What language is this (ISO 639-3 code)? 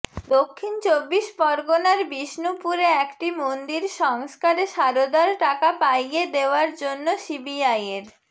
ben